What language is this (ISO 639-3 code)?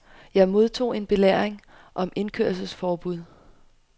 dan